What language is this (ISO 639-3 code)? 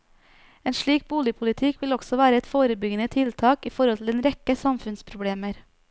nor